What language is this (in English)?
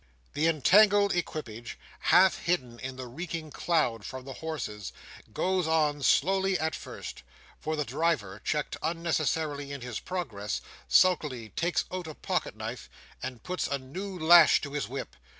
English